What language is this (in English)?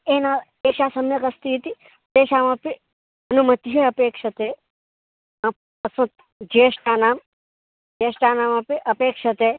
Sanskrit